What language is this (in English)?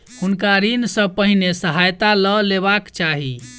Maithili